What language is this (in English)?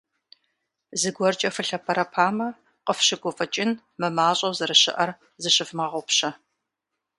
Kabardian